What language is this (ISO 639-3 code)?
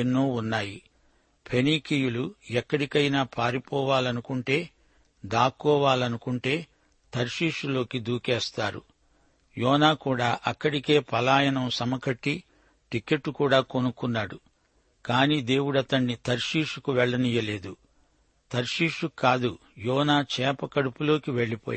tel